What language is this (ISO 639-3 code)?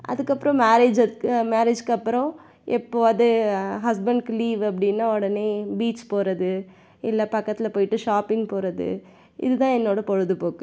tam